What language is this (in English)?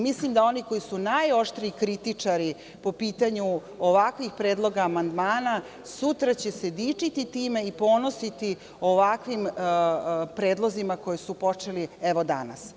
Serbian